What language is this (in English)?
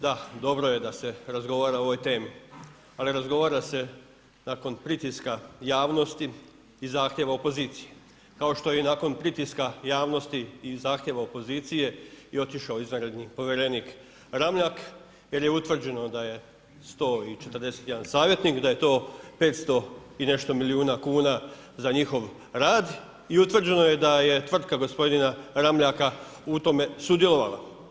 Croatian